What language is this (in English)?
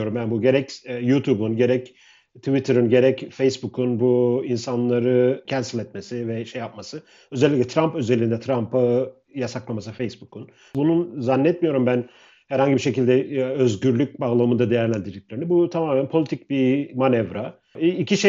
Turkish